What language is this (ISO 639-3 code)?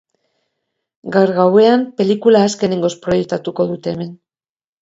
eus